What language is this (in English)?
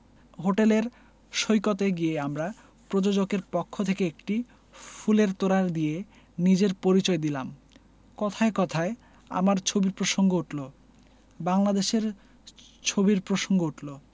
Bangla